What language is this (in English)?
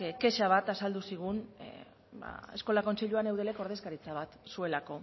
Basque